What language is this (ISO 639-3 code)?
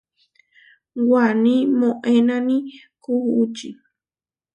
var